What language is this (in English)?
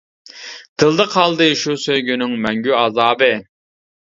Uyghur